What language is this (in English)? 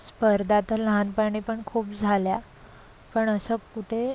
Marathi